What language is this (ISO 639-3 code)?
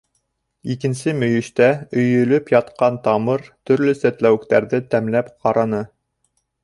bak